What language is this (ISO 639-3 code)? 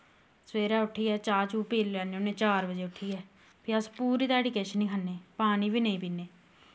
doi